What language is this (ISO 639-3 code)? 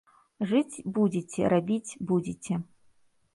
bel